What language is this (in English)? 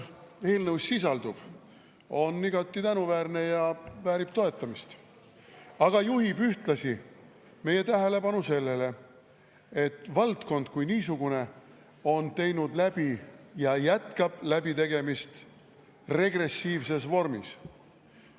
Estonian